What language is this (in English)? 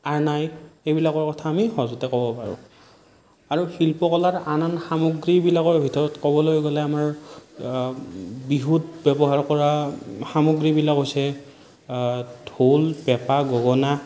Assamese